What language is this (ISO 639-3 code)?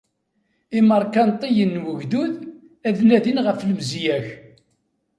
kab